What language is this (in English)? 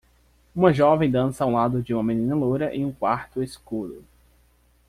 Portuguese